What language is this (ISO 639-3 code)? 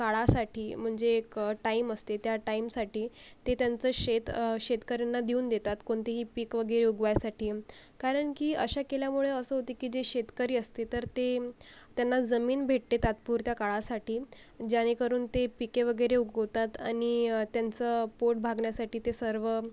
mar